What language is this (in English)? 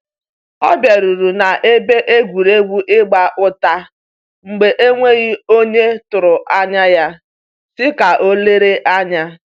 Igbo